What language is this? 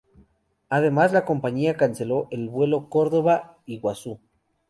Spanish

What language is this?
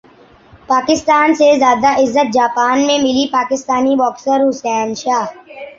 Urdu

